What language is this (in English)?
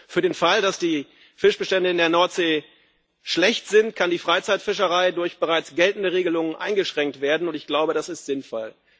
German